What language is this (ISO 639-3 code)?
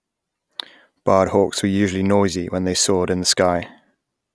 eng